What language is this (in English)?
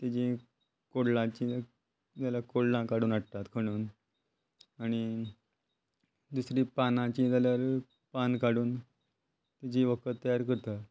Konkani